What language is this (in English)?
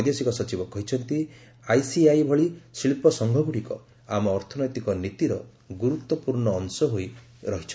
Odia